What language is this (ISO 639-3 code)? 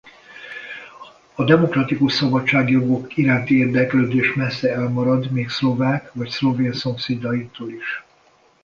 hun